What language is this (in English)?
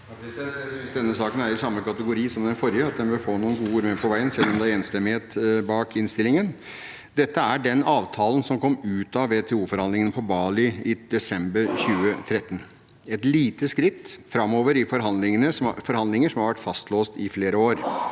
Norwegian